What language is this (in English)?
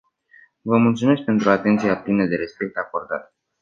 Romanian